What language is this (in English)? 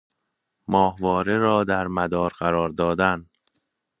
Persian